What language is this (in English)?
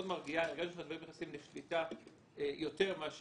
Hebrew